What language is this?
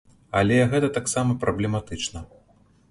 Belarusian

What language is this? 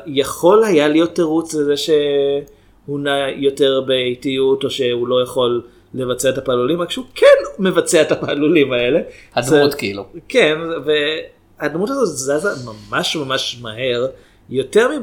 Hebrew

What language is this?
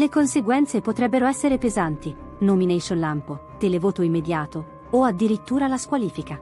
Italian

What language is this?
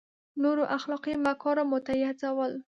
Pashto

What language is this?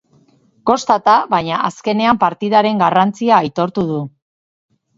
Basque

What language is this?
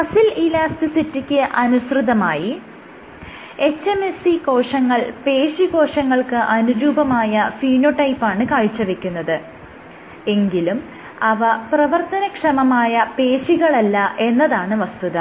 Malayalam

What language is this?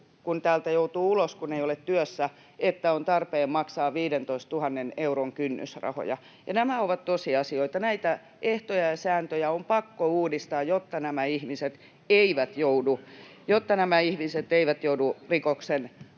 Finnish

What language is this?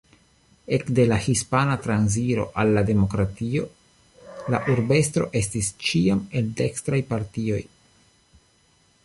Esperanto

